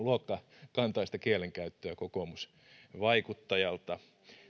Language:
Finnish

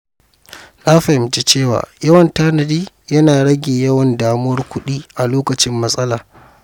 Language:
Hausa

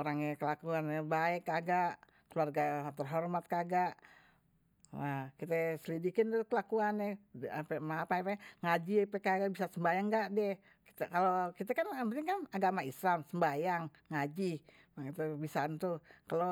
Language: Betawi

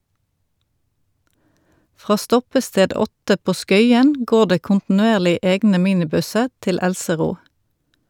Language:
Norwegian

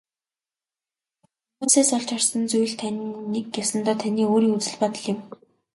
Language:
Mongolian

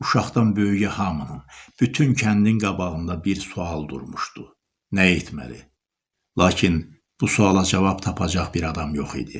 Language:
Turkish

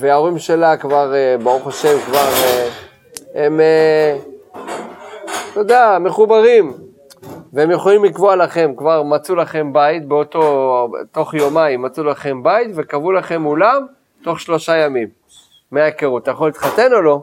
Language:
Hebrew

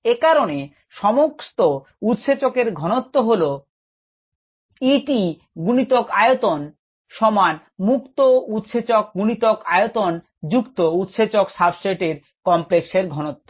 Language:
Bangla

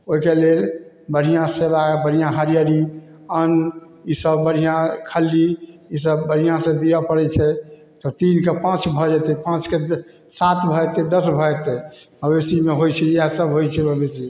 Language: Maithili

